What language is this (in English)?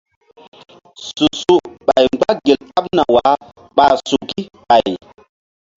Mbum